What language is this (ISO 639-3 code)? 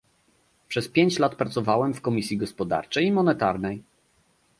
pol